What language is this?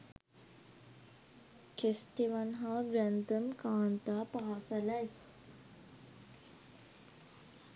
Sinhala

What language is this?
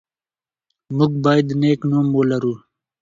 Pashto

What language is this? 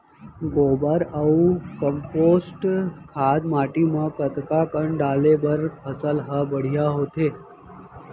Chhattisgarhi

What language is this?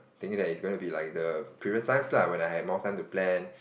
English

